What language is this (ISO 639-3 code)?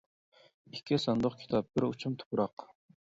uig